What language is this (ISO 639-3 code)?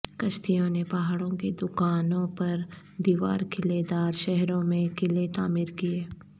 urd